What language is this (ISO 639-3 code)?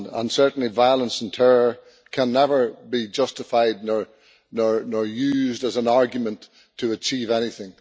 eng